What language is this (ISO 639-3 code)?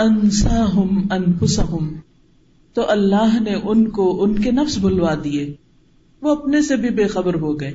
urd